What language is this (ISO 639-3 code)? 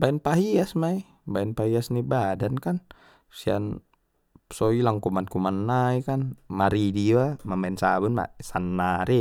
btm